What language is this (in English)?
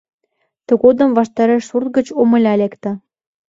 Mari